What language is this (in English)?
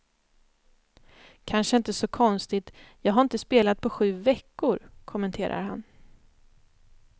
Swedish